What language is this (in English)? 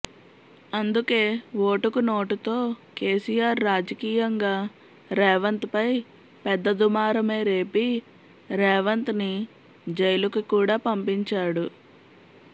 Telugu